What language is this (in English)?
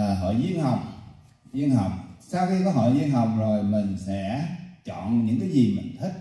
Vietnamese